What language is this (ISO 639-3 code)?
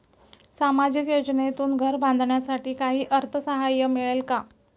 mar